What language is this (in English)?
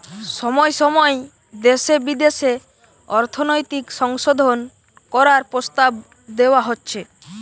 Bangla